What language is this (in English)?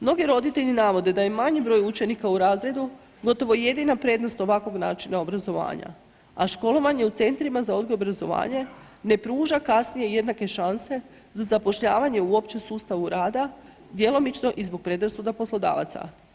Croatian